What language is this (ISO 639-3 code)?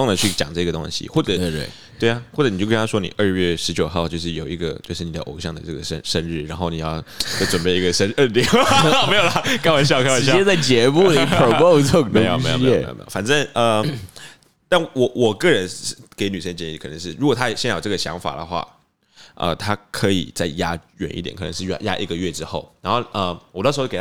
zho